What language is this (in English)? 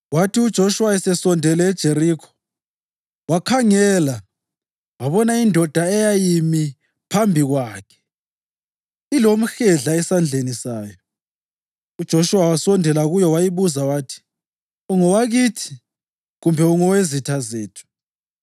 North Ndebele